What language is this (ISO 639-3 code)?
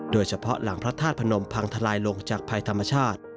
tha